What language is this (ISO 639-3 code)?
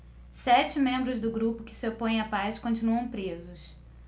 por